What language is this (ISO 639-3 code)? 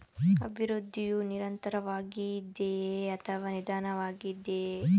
kan